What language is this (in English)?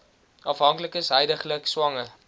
Afrikaans